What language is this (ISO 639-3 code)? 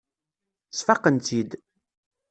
kab